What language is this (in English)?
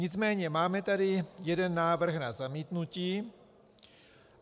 Czech